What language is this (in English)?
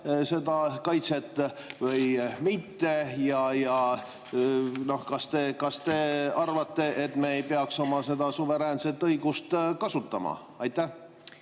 Estonian